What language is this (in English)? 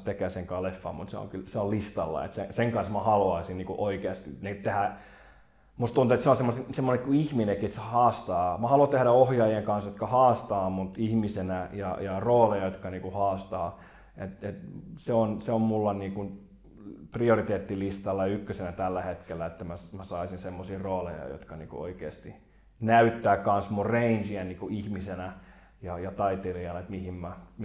Finnish